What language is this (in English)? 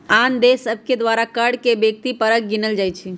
Magahi